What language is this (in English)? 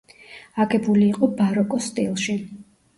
Georgian